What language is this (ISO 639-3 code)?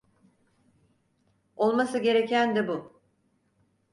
tur